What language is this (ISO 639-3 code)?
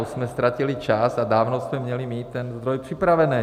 ces